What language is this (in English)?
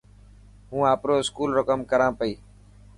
Dhatki